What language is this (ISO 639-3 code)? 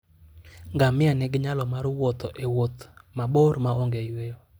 luo